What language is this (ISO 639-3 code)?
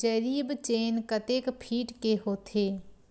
hne